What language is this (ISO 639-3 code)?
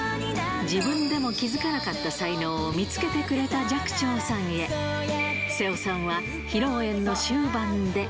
jpn